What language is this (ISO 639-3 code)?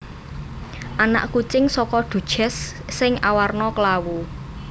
jav